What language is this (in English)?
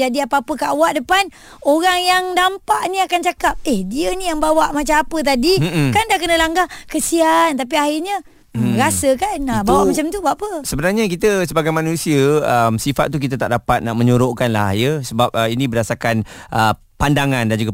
Malay